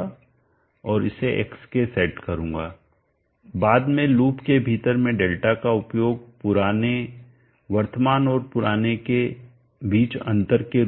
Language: Hindi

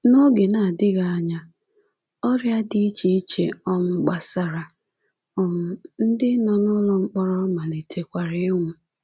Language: Igbo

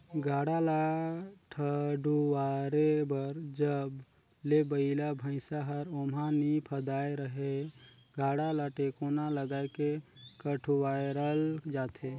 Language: Chhattisgarhi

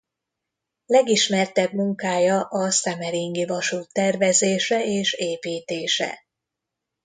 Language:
Hungarian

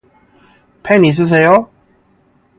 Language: Korean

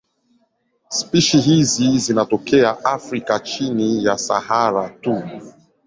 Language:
Swahili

